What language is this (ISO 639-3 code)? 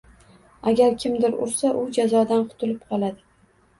uzb